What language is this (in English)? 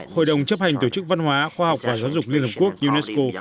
Vietnamese